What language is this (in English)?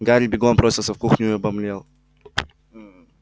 Russian